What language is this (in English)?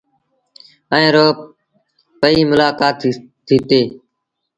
Sindhi Bhil